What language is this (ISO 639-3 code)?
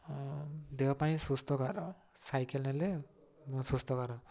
ori